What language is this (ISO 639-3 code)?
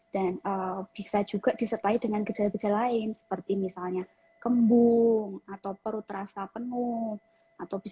ind